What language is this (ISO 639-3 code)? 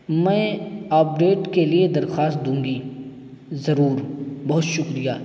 urd